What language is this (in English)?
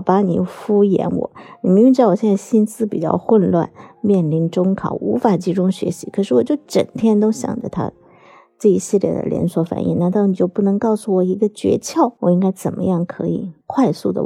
Chinese